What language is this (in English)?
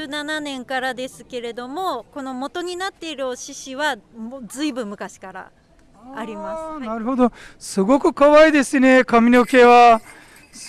Japanese